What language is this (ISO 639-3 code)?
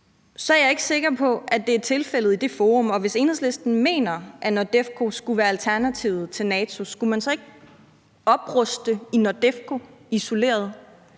dan